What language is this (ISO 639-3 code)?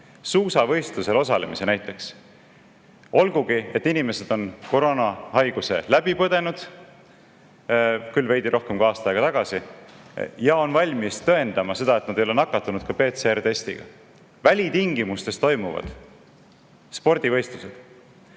est